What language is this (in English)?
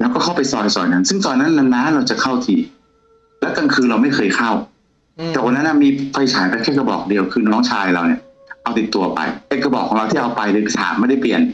Thai